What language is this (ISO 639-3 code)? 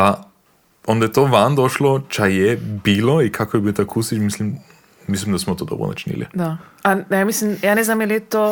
hrv